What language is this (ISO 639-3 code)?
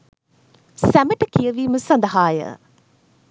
sin